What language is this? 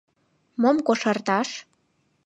Mari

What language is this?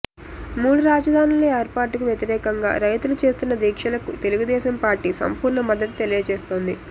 Telugu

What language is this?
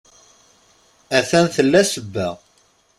Kabyle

